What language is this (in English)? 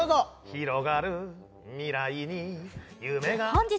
Japanese